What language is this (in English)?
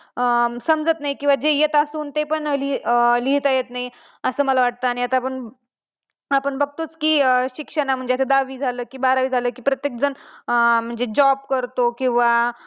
Marathi